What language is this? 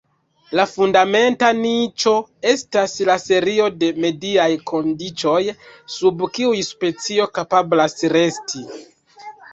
Esperanto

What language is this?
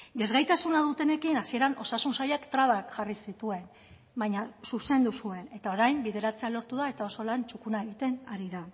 Basque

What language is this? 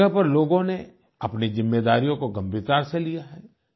Hindi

